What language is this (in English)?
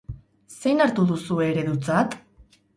Basque